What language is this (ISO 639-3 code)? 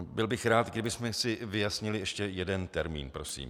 ces